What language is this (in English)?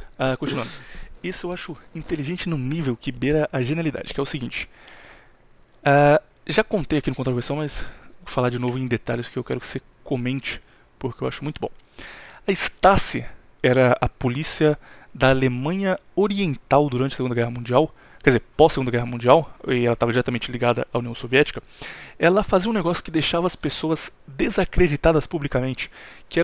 Portuguese